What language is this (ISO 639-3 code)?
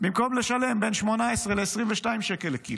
heb